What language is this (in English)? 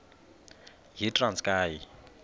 Xhosa